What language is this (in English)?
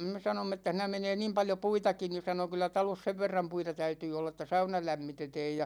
Finnish